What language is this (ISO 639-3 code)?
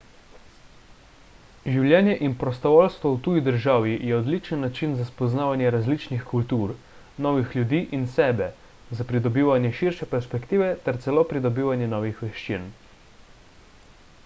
slv